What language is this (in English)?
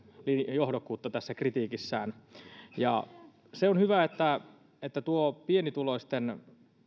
Finnish